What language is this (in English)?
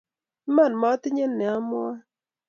Kalenjin